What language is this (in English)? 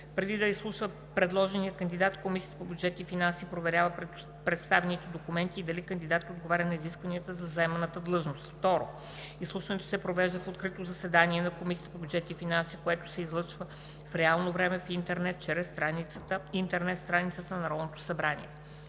Bulgarian